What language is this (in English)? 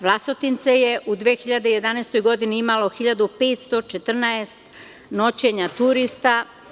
Serbian